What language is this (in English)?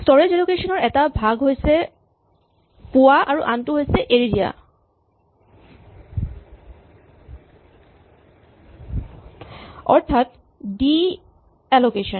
Assamese